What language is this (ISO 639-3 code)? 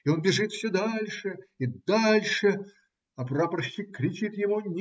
rus